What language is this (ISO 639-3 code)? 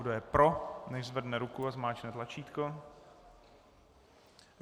ces